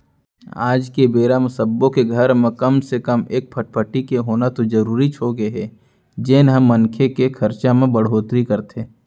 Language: Chhattisgarhi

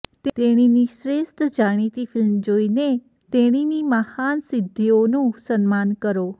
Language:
Gujarati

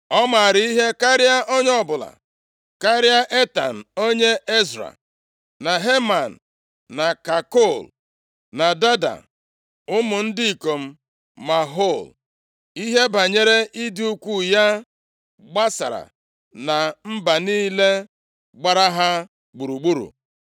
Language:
Igbo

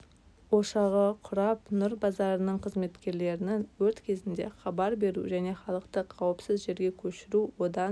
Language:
Kazakh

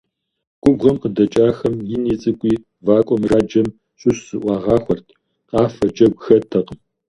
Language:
Kabardian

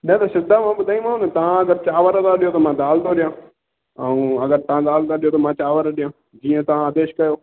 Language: Sindhi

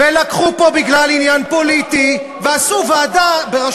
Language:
Hebrew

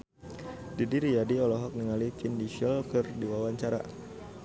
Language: Sundanese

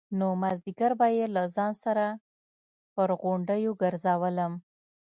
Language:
Pashto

